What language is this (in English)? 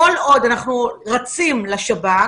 Hebrew